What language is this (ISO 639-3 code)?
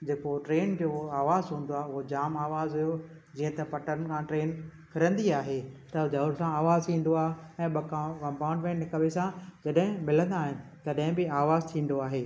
snd